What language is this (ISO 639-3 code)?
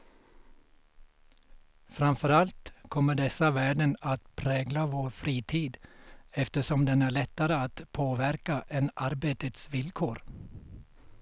swe